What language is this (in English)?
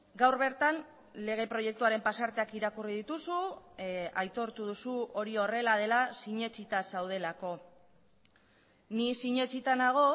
Basque